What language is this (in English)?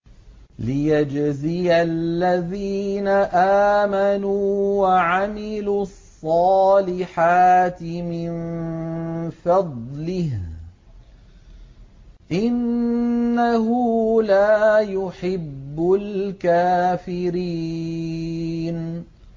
Arabic